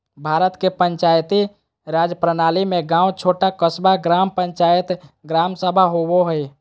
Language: Magahi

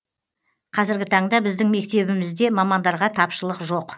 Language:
Kazakh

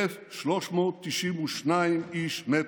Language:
Hebrew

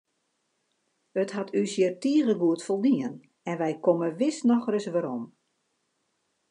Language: Western Frisian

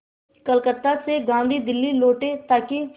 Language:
Hindi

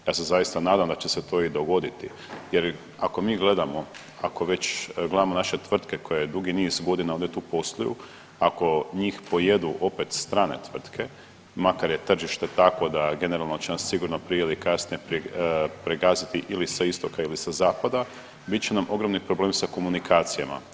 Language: Croatian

